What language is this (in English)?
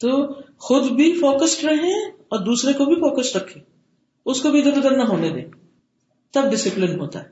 Urdu